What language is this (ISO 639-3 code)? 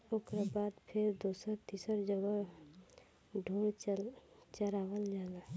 bho